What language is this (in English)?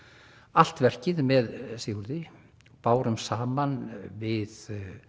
Icelandic